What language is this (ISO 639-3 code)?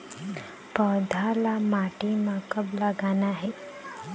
hne